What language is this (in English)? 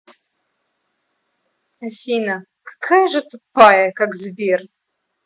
Russian